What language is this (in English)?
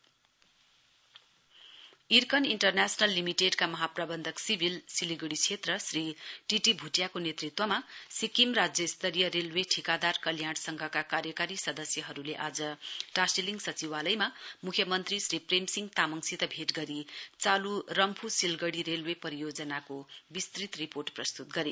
Nepali